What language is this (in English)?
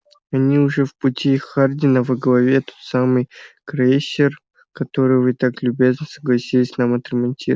Russian